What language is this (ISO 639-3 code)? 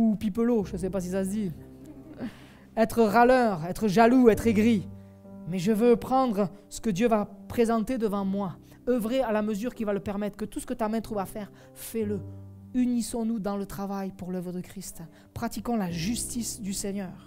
fra